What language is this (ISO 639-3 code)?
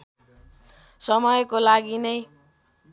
nep